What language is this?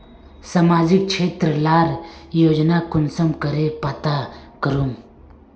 Magahi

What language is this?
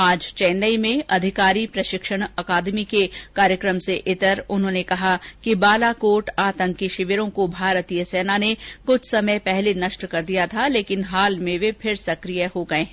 Hindi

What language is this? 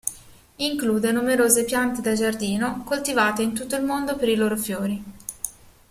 Italian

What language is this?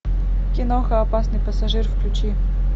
Russian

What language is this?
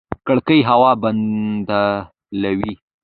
Pashto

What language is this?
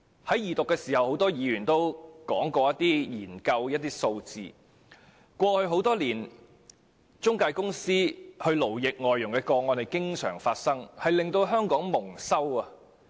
Cantonese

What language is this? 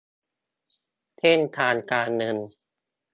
Thai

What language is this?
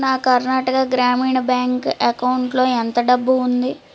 Telugu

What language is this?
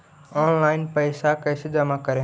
Magahi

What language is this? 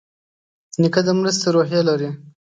Pashto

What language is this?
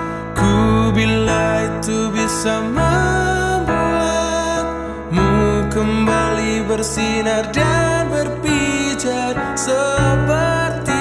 Indonesian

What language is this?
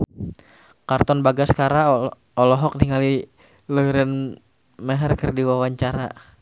Sundanese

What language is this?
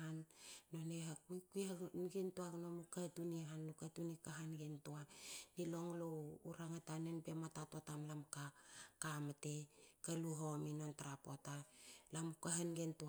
Hakö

